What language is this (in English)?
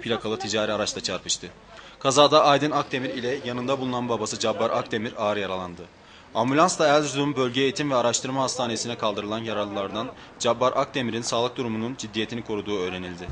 Turkish